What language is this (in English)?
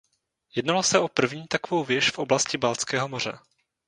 Czech